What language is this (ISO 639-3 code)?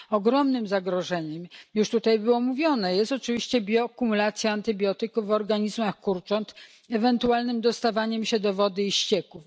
pol